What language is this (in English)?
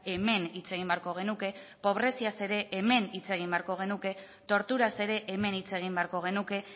Basque